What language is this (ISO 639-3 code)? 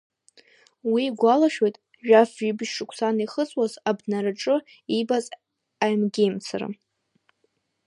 abk